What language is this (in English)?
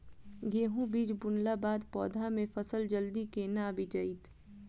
Maithili